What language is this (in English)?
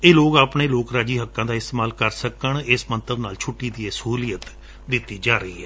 Punjabi